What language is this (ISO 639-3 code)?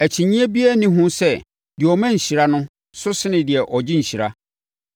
aka